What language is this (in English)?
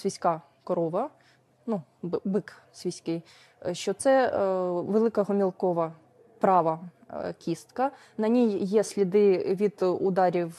Ukrainian